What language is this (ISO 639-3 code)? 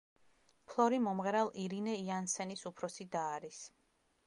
kat